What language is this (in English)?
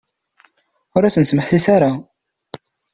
Kabyle